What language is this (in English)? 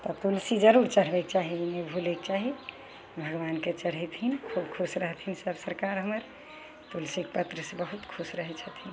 Maithili